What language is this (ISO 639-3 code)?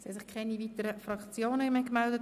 gsw